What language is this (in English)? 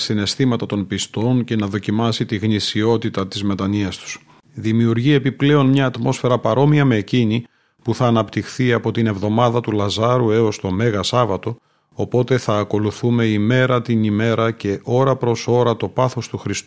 Greek